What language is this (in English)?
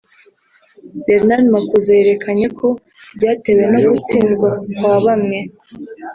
Kinyarwanda